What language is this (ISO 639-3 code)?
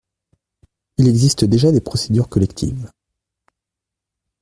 fra